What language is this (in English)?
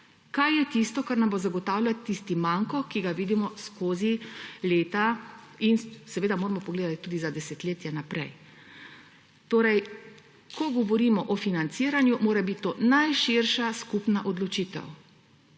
Slovenian